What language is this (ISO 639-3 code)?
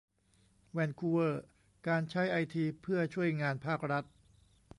tha